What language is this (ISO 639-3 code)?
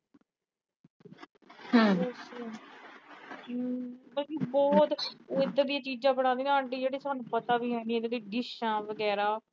pan